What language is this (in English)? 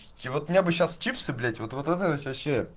Russian